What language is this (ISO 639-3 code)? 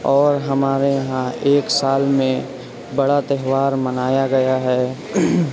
urd